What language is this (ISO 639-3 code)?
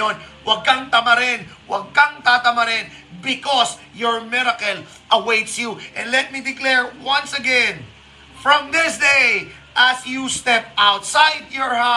fil